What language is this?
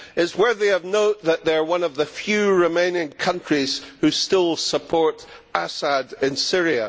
English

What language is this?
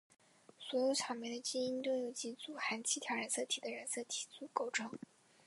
Chinese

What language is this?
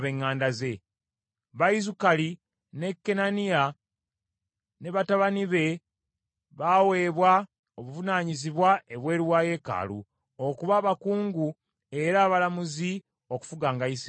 Ganda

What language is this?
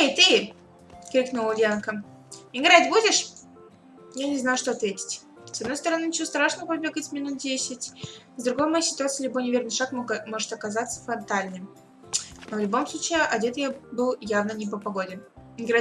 Russian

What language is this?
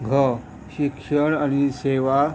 Konkani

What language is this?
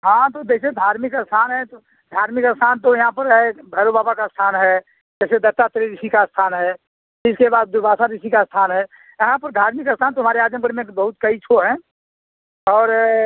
Hindi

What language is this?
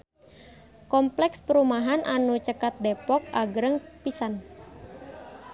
Sundanese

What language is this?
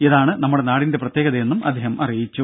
Malayalam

